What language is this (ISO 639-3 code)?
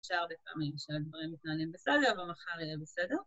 heb